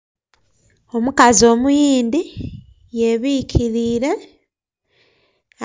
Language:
Soga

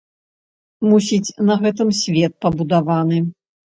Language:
Belarusian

